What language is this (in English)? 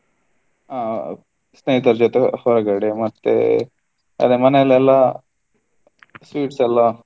Kannada